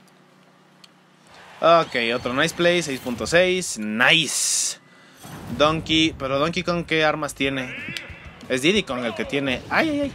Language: Spanish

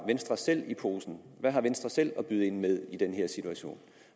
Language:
Danish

